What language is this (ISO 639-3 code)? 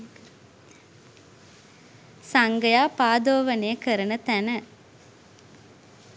sin